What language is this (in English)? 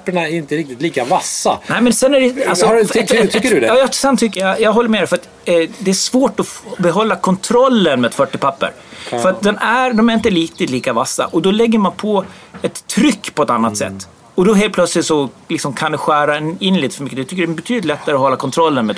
Swedish